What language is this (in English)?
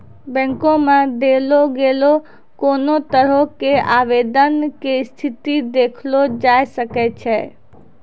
Maithili